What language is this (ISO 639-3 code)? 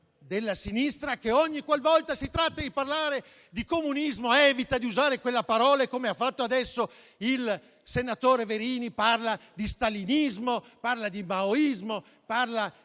ita